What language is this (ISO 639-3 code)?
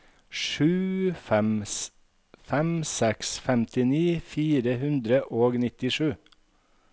nor